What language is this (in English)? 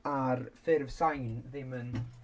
Welsh